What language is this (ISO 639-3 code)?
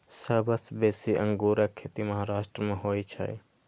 mai